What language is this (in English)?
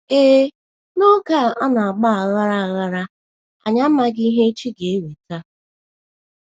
Igbo